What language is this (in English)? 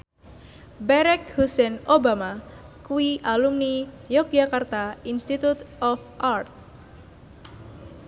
Javanese